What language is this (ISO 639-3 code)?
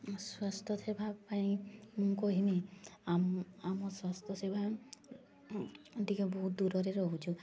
ori